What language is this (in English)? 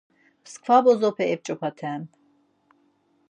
Laz